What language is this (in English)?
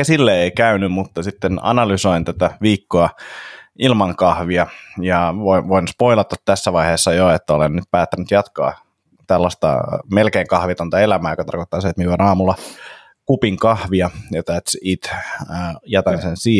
Finnish